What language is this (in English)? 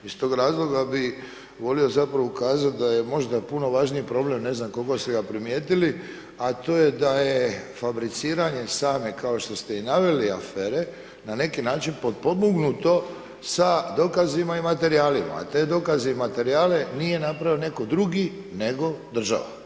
Croatian